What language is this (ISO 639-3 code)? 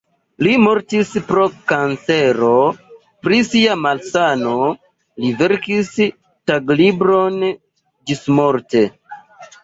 epo